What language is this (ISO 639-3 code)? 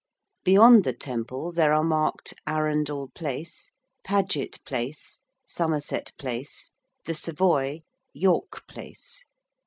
eng